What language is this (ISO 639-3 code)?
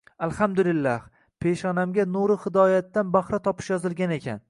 uzb